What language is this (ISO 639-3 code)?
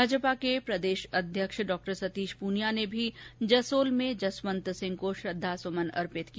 hin